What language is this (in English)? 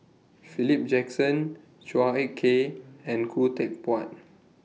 English